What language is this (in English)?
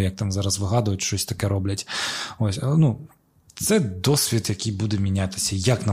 Ukrainian